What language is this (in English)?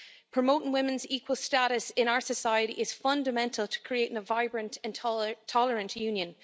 English